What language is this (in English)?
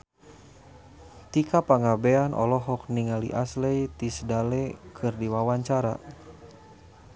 Sundanese